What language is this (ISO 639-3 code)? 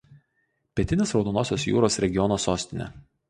lit